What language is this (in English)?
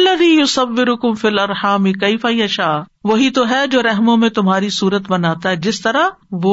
Urdu